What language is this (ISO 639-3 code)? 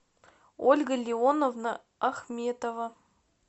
rus